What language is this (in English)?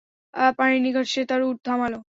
Bangla